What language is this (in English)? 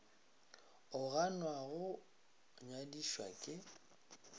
Northern Sotho